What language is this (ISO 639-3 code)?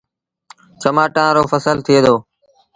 sbn